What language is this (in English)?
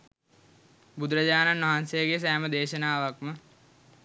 Sinhala